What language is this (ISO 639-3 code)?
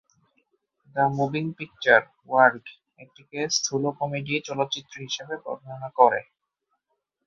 ben